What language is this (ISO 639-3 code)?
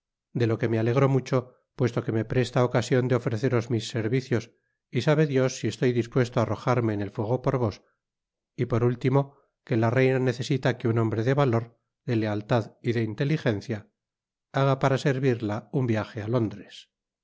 spa